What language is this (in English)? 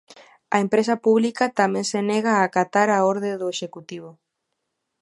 Galician